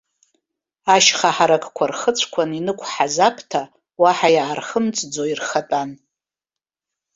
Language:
Abkhazian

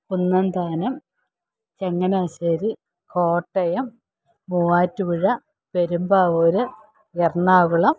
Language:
Malayalam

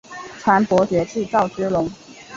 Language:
Chinese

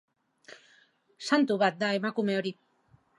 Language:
Basque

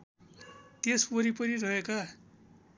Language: Nepali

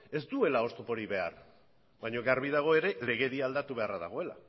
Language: Basque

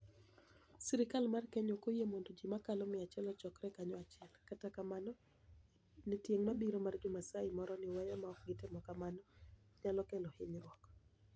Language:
Luo (Kenya and Tanzania)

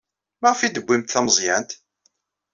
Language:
Kabyle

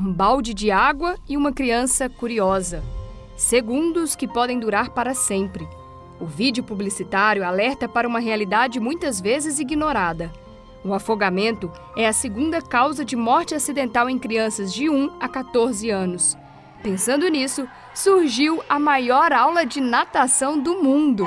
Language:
Portuguese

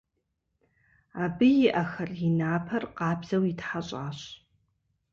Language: Kabardian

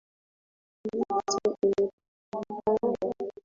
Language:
Swahili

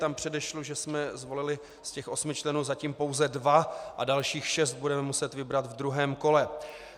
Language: Czech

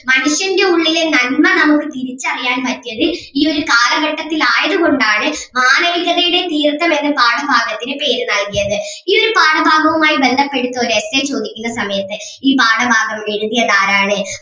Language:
Malayalam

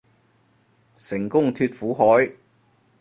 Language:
Cantonese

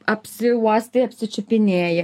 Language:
Lithuanian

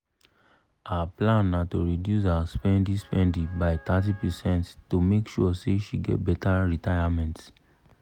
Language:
Nigerian Pidgin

